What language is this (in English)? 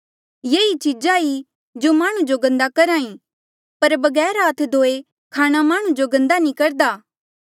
Mandeali